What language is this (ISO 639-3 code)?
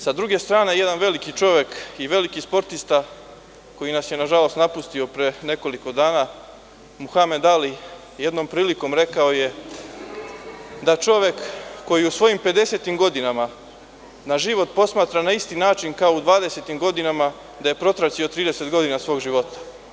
srp